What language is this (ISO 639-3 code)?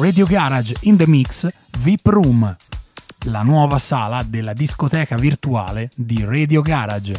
ita